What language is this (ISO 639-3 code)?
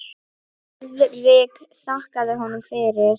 isl